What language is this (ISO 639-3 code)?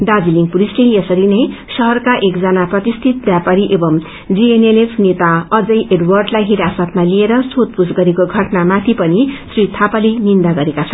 nep